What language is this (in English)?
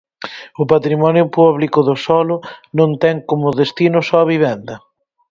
Galician